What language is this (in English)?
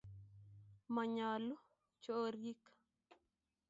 Kalenjin